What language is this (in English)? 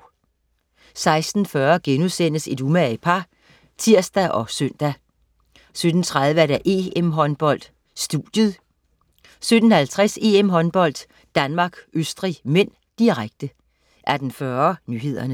Danish